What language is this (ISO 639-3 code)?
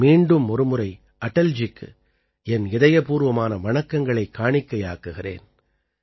tam